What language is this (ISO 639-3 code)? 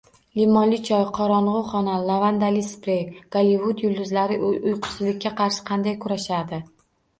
uzb